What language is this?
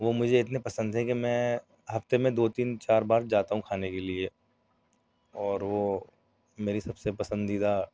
Urdu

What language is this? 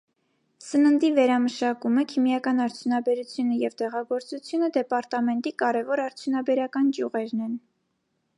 Armenian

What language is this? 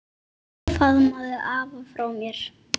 Icelandic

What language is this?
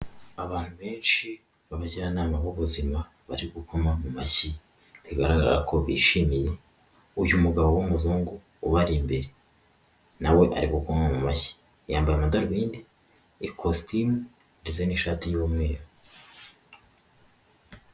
Kinyarwanda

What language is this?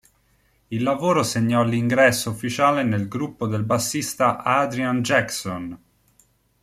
Italian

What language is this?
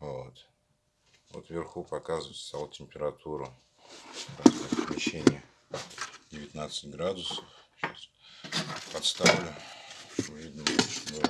Russian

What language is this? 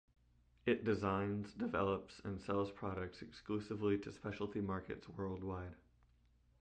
English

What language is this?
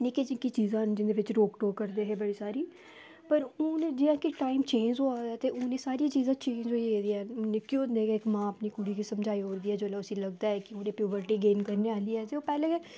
Dogri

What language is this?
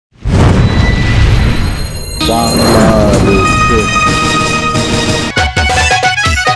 Arabic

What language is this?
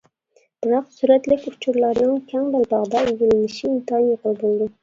Uyghur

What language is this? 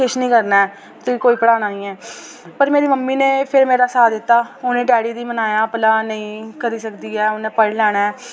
Dogri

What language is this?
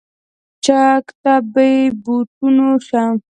Pashto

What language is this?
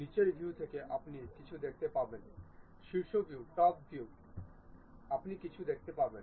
Bangla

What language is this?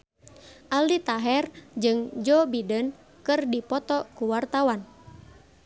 Sundanese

